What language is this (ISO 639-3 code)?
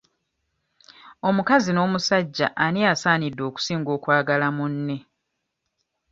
lug